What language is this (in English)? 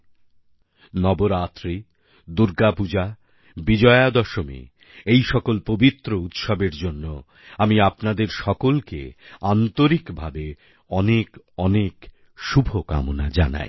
Bangla